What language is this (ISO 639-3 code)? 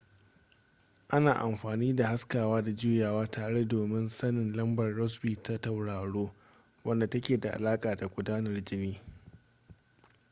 hau